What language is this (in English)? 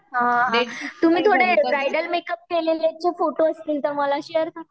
Marathi